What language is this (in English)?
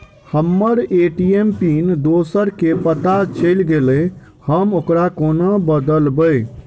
Maithili